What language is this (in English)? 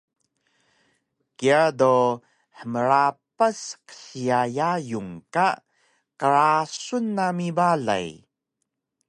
Taroko